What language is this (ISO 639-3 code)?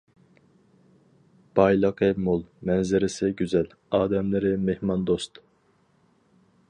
uig